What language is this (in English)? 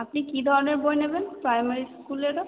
Bangla